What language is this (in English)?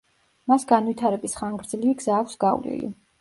Georgian